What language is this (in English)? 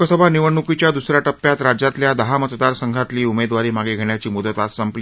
Marathi